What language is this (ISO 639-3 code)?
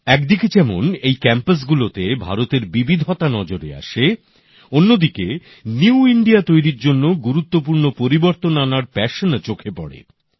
ben